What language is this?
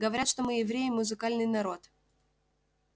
Russian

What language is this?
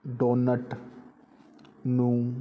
Punjabi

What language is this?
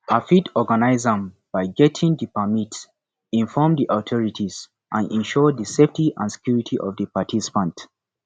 Nigerian Pidgin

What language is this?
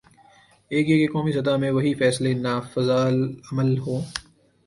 Urdu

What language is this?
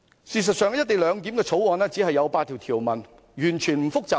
Cantonese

